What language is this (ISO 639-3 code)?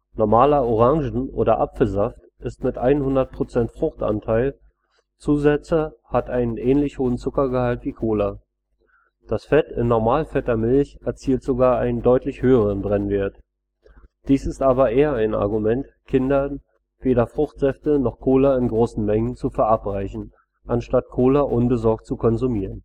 deu